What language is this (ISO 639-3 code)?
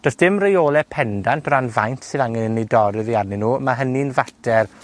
cym